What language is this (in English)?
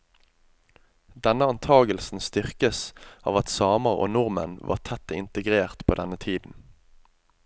Norwegian